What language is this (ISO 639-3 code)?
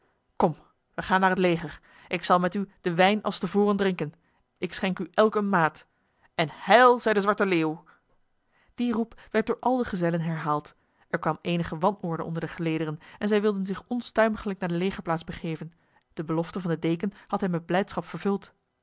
nld